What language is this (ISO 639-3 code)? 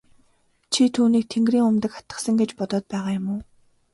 mon